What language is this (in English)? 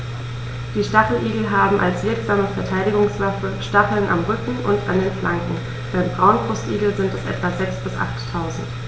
German